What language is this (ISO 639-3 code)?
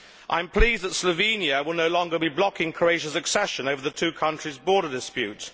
eng